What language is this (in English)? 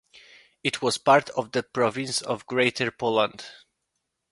English